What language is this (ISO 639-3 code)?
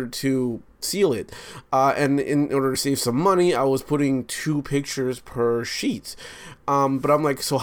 eng